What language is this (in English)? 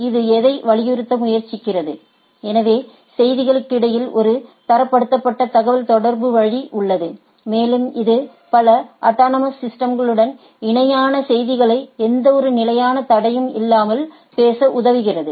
Tamil